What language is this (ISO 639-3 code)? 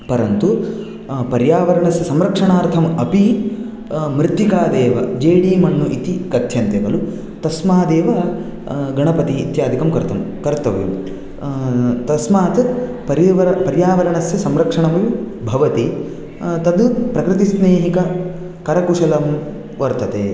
san